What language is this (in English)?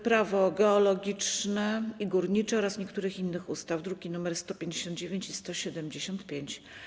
Polish